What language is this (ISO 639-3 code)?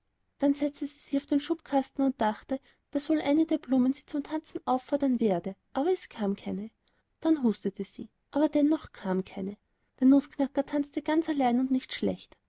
deu